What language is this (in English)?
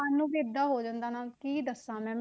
Punjabi